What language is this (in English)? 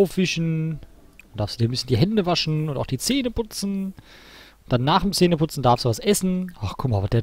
German